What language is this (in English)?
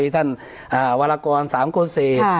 Thai